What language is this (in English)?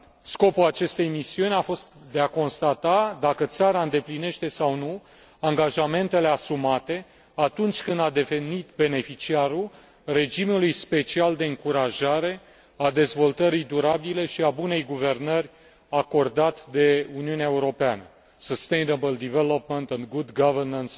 Romanian